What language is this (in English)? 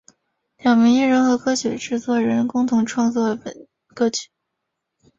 Chinese